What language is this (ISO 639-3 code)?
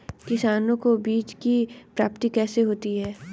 hin